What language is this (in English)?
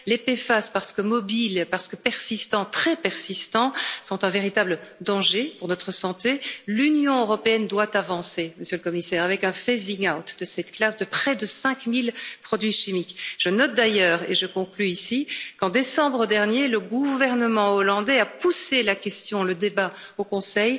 French